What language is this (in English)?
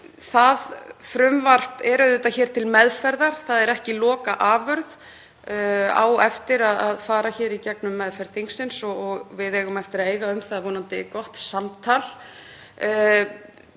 Icelandic